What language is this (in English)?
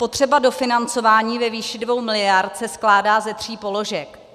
Czech